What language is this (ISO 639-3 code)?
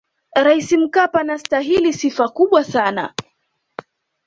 swa